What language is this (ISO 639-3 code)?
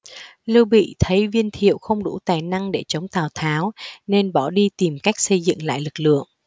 vie